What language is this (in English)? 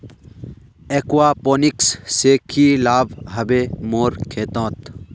Magahi